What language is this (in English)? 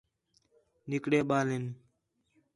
Khetrani